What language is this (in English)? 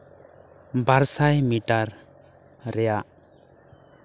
Santali